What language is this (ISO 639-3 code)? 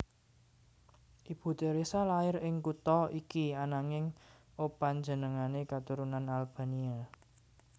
jav